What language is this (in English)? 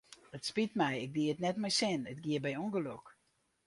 Western Frisian